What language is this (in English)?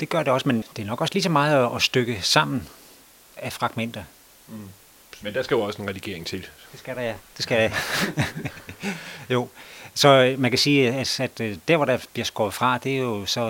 Danish